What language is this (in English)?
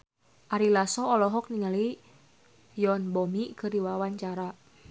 Sundanese